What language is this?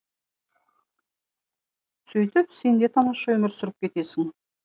Kazakh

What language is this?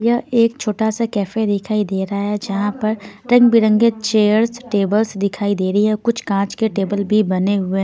Hindi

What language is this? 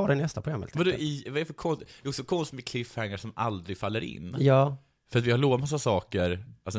Swedish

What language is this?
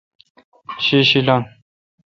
Kalkoti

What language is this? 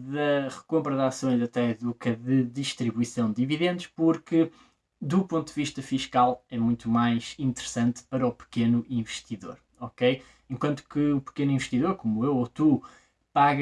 Portuguese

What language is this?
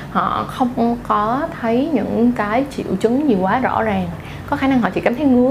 Vietnamese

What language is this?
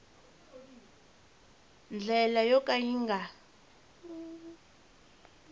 Tsonga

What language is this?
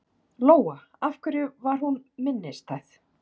Icelandic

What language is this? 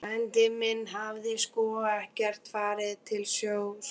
Icelandic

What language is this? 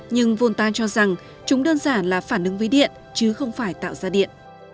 Vietnamese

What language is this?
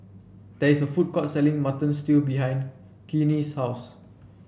English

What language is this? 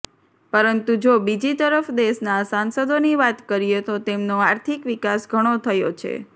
Gujarati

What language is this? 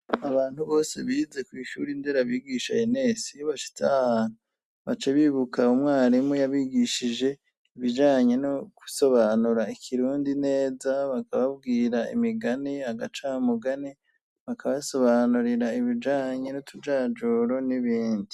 Rundi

